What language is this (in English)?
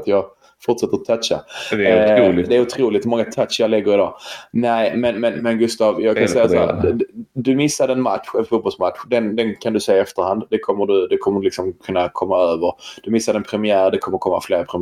Swedish